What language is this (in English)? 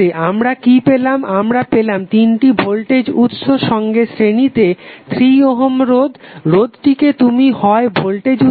Bangla